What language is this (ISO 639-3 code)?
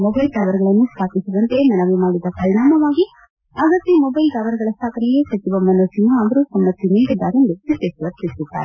kan